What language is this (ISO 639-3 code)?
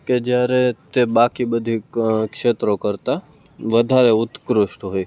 guj